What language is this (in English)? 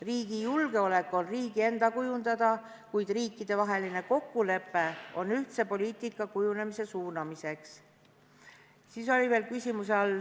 Estonian